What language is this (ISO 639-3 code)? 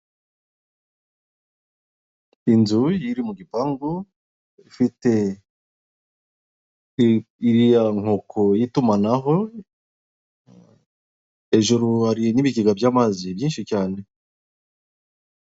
kin